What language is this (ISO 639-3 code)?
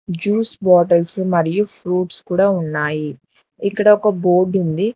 tel